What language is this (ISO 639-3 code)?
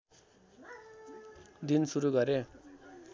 nep